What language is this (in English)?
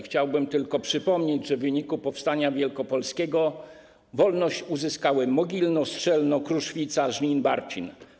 Polish